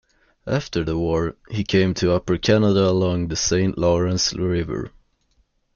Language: English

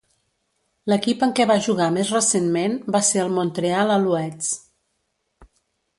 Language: Catalan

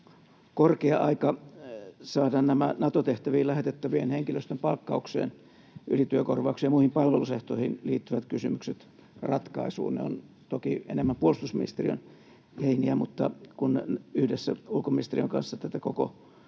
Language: Finnish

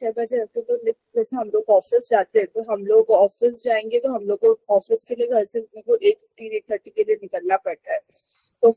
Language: Hindi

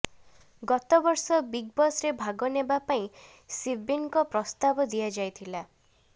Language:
Odia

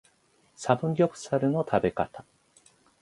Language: Japanese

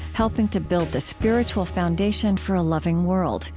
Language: English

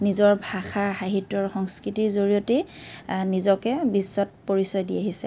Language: Assamese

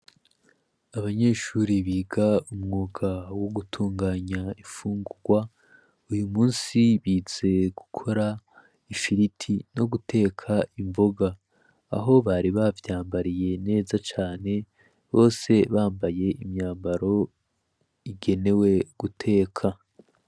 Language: Rundi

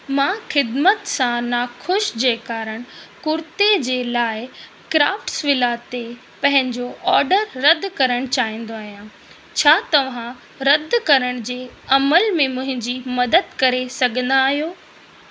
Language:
Sindhi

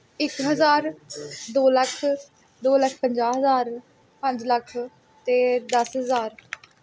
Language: Punjabi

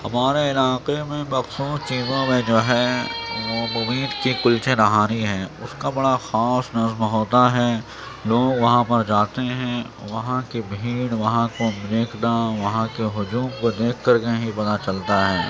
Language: Urdu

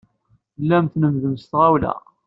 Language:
Kabyle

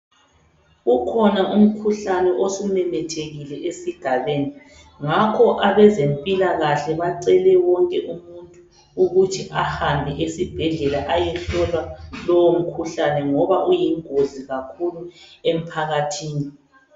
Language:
North Ndebele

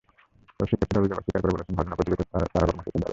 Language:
Bangla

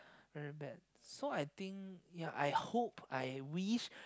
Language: English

